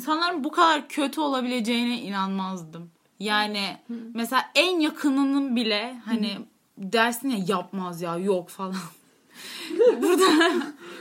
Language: Turkish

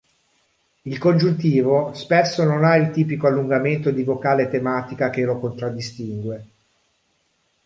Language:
Italian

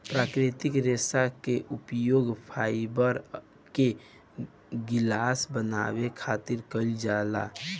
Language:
Bhojpuri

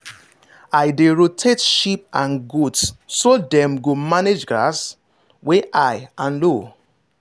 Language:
Nigerian Pidgin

